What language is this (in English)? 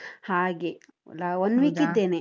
Kannada